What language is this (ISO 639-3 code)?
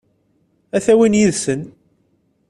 kab